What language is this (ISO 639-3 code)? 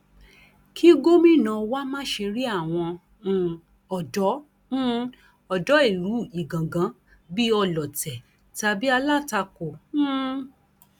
yor